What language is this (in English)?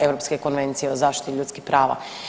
Croatian